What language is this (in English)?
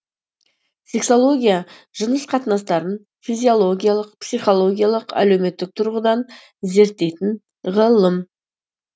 Kazakh